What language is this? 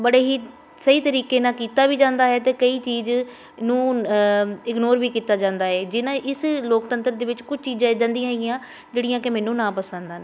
Punjabi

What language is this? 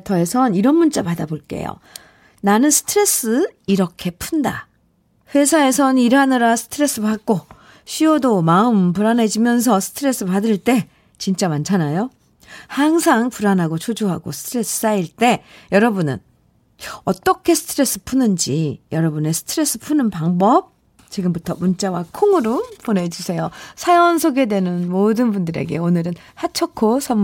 Korean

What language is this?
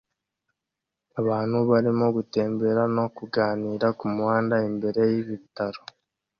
Kinyarwanda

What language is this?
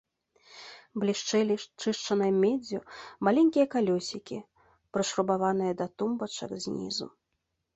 Belarusian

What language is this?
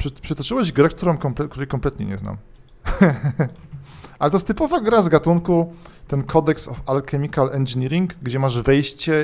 Polish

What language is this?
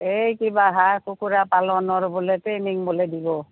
Assamese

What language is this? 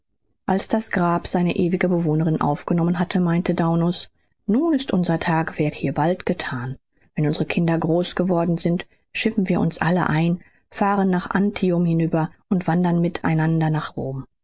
German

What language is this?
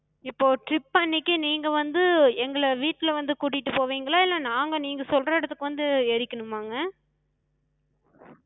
Tamil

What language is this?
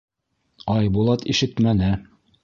Bashkir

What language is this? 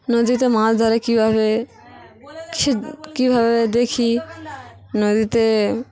Bangla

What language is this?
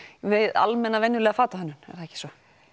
Icelandic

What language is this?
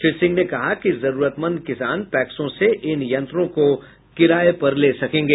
Hindi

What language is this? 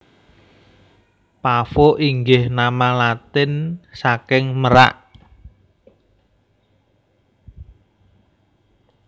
Javanese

